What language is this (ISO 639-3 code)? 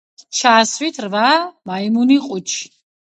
kat